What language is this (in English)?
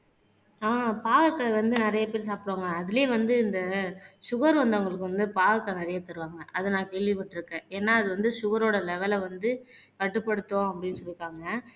Tamil